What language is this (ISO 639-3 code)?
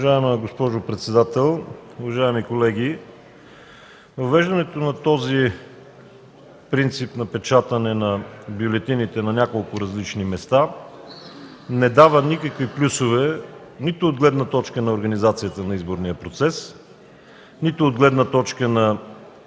bul